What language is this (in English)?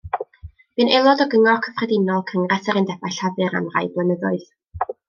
Welsh